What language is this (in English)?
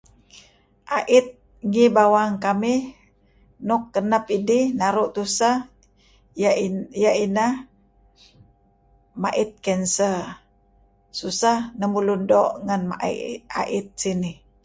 Kelabit